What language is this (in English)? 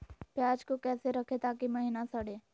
Magahi